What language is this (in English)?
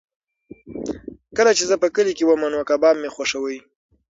Pashto